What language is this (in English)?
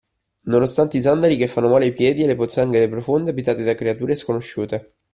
Italian